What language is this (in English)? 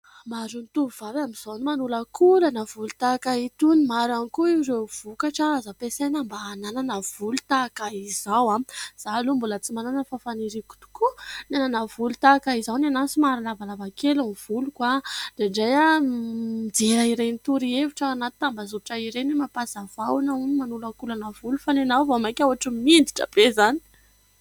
Malagasy